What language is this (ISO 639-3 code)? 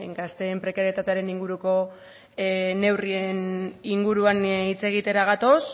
eus